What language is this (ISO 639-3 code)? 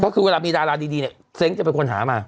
tha